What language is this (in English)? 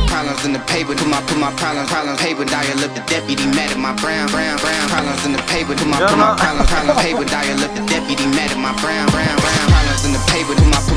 Italian